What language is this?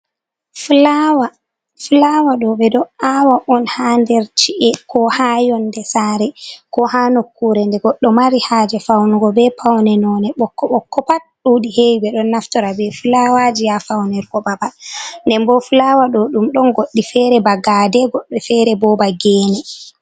Fula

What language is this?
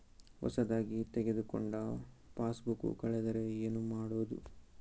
Kannada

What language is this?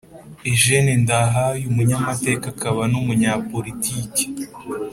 Kinyarwanda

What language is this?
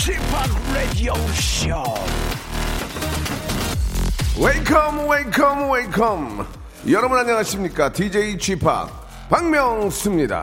Korean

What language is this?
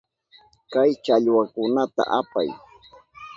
Southern Pastaza Quechua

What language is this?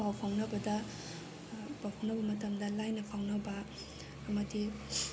Manipuri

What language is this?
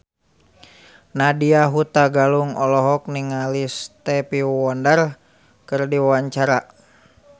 Sundanese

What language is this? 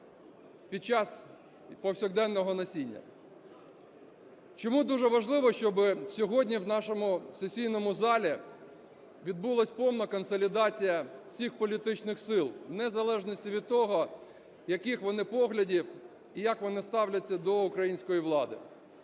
Ukrainian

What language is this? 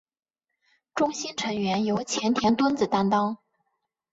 Chinese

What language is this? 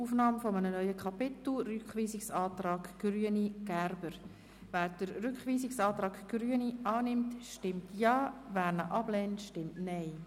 Swiss German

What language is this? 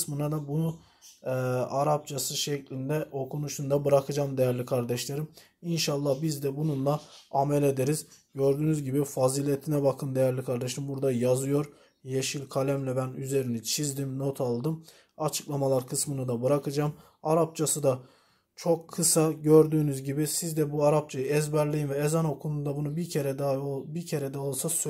Turkish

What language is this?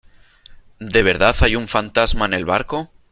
Spanish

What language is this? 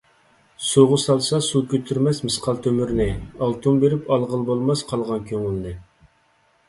Uyghur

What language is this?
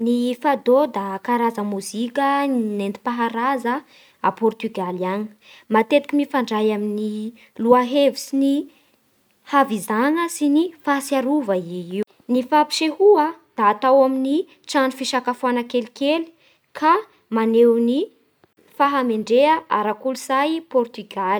Bara Malagasy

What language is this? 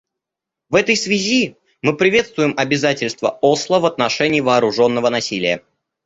Russian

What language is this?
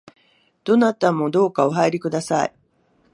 Japanese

